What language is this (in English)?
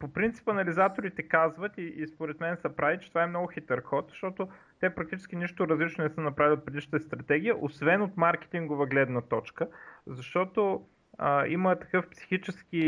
Bulgarian